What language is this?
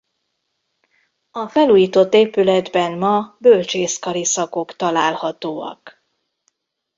Hungarian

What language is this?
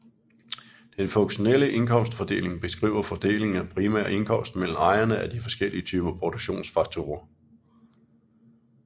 Danish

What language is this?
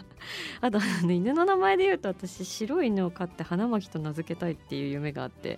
Japanese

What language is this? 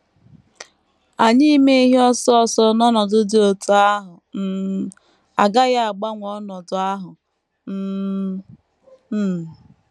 Igbo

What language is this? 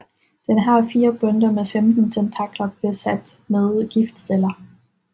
Danish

